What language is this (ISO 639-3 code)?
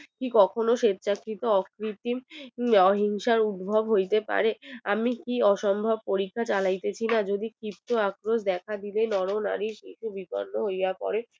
ben